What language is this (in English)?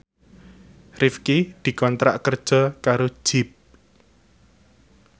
Javanese